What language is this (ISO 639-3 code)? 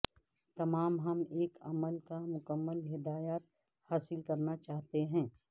urd